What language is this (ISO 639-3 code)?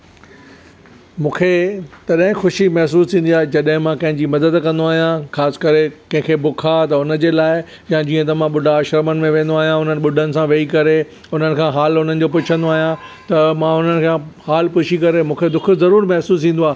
snd